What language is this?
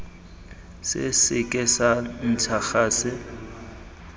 Tswana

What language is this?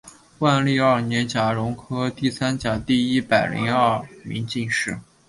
Chinese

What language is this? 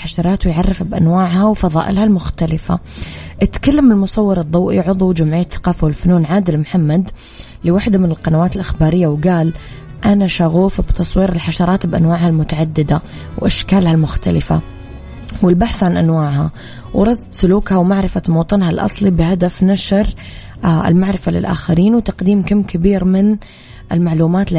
Arabic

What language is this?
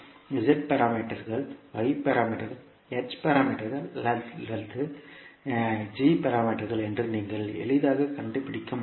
Tamil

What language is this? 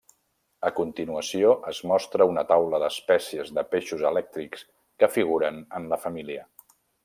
Catalan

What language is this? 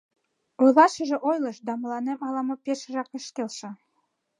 Mari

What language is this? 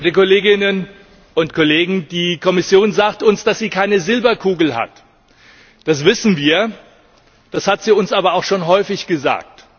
German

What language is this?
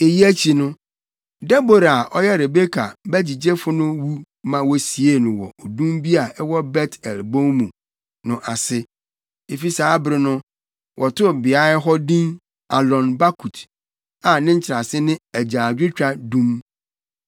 Akan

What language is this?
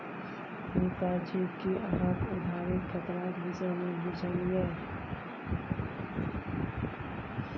Maithili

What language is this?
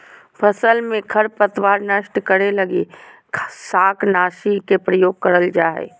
Magahi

